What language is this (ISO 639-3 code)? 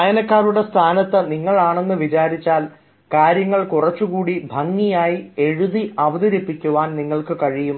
mal